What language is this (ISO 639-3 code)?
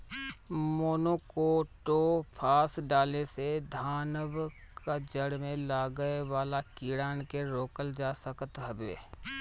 bho